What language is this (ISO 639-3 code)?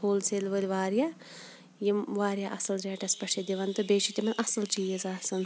kas